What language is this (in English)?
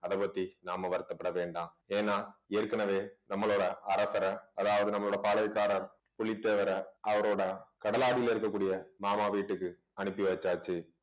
Tamil